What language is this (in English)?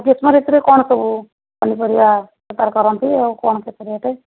Odia